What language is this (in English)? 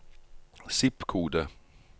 Norwegian